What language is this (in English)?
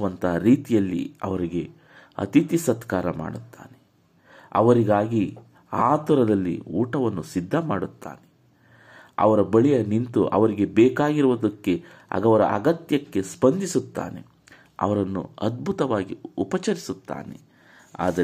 Kannada